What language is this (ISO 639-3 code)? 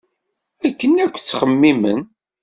kab